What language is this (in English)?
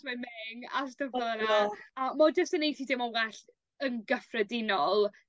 Welsh